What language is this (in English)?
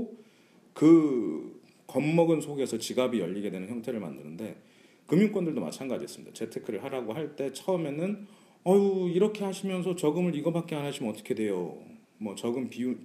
Korean